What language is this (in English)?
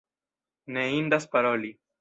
Esperanto